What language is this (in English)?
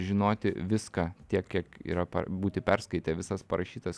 Lithuanian